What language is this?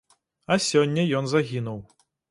Belarusian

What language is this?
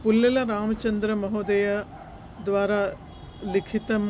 Sanskrit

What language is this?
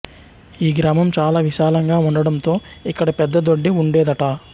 Telugu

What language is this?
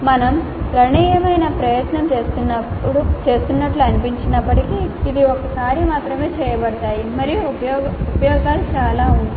Telugu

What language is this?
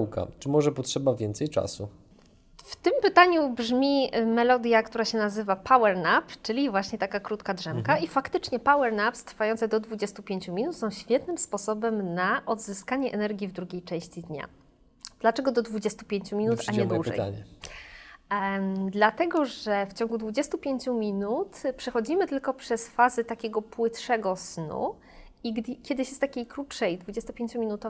Polish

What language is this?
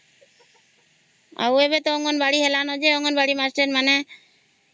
Odia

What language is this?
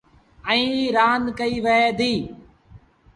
Sindhi Bhil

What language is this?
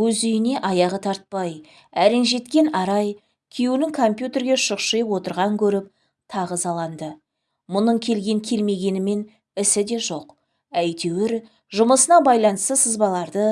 Turkish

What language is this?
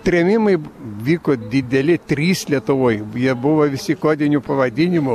Lithuanian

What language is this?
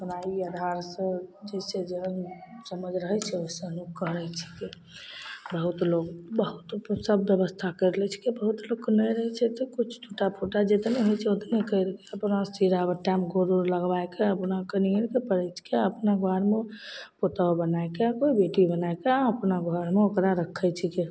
Maithili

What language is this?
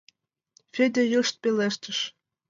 Mari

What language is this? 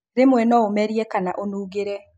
Kikuyu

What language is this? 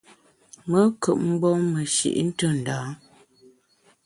Bamun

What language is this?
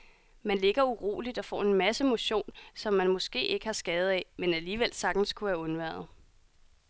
Danish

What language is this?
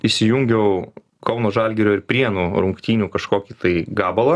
Lithuanian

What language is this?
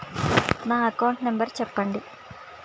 Telugu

